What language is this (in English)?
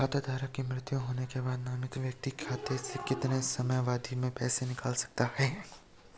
Hindi